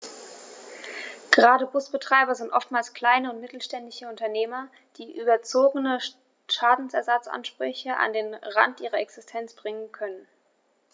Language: German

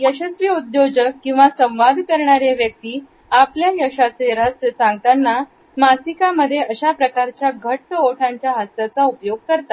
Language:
Marathi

